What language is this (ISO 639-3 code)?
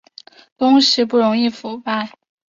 zho